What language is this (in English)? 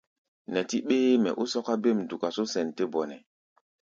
Gbaya